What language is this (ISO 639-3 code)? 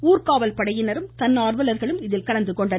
tam